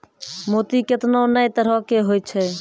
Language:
Maithili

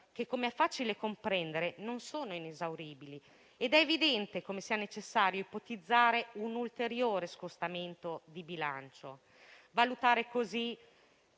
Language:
Italian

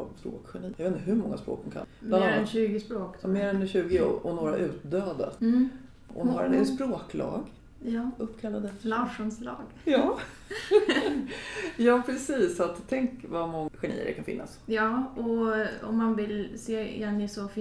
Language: Swedish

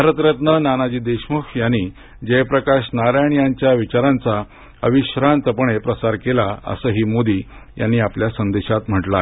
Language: Marathi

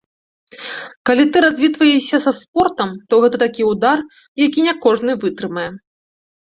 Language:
Belarusian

